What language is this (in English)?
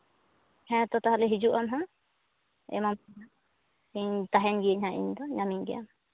Santali